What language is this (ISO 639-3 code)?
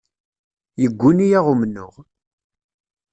kab